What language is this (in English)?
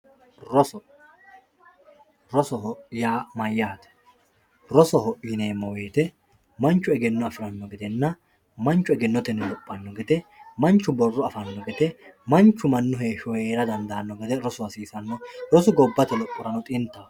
Sidamo